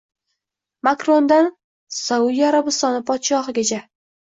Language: Uzbek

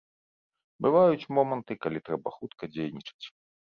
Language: Belarusian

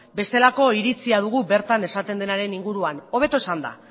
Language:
Basque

